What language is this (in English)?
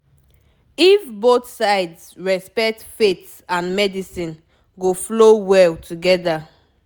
Nigerian Pidgin